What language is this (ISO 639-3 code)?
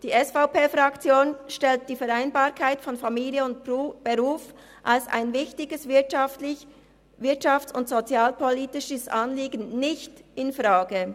gsw